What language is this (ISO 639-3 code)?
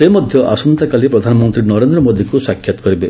ori